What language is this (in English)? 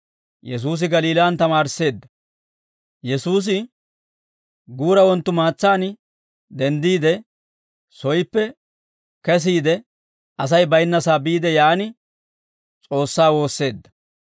Dawro